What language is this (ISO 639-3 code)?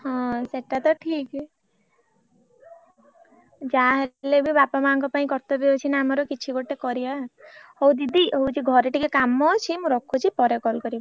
ori